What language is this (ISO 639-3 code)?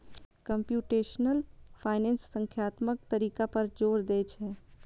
mai